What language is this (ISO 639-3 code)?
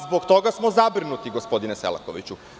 srp